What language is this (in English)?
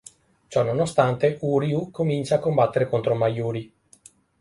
Italian